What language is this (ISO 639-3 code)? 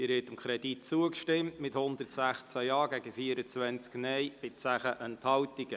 gsw